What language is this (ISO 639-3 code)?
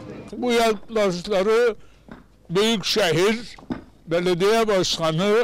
tur